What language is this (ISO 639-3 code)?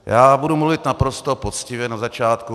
ces